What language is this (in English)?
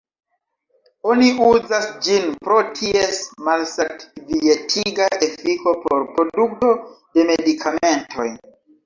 Esperanto